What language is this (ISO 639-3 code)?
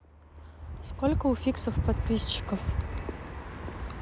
rus